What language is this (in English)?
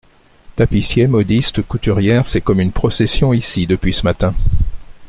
French